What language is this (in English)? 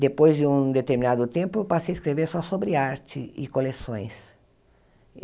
Portuguese